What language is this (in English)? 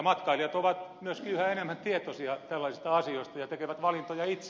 Finnish